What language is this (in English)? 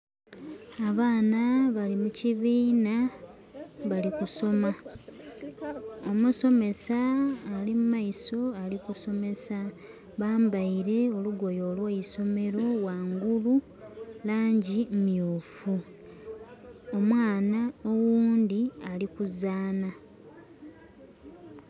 Soga